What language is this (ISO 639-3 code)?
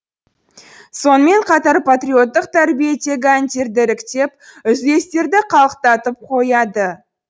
kaz